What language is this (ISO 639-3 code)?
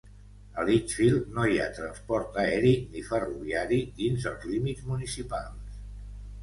cat